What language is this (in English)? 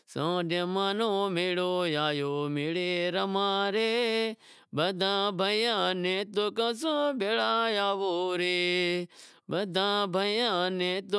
Wadiyara Koli